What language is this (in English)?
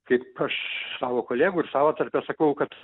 Lithuanian